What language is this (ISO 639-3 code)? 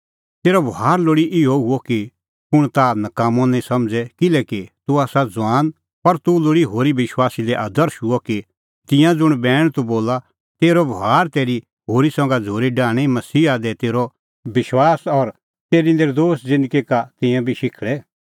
kfx